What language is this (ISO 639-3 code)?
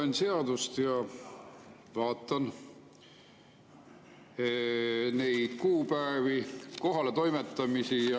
est